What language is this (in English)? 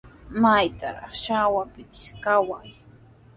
Sihuas Ancash Quechua